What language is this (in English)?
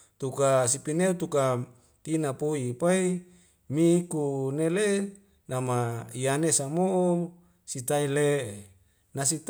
Wemale